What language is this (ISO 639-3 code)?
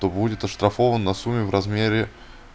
rus